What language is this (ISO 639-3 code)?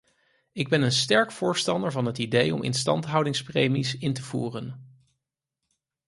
nld